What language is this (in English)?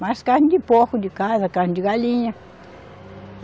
Portuguese